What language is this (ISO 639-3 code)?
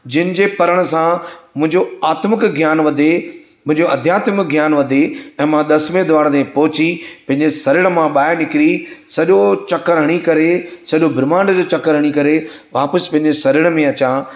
snd